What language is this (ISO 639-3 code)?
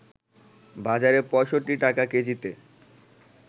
ben